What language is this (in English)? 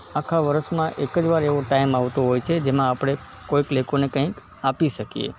Gujarati